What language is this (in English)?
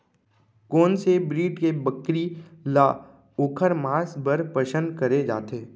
Chhattisgarhi